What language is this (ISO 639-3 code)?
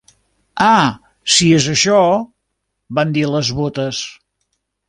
cat